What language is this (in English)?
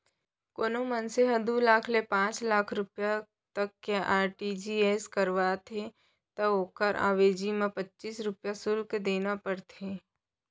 Chhattisgarhi